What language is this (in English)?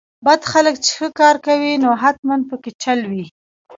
Pashto